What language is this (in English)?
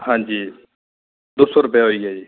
Dogri